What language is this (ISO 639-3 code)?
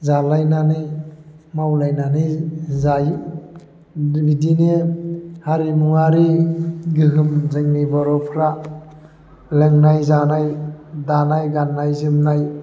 brx